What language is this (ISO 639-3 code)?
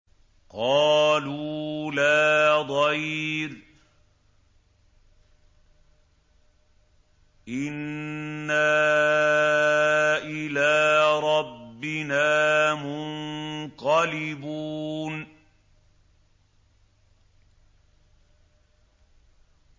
ara